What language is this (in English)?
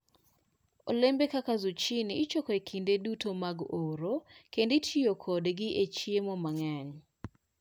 Luo (Kenya and Tanzania)